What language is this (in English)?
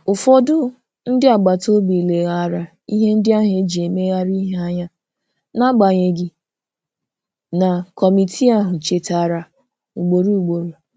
Igbo